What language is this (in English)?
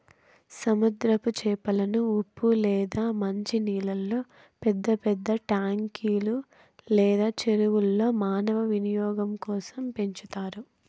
Telugu